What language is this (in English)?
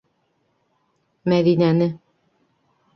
Bashkir